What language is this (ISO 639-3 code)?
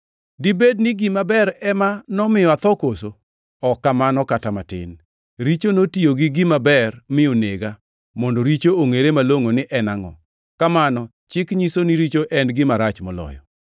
luo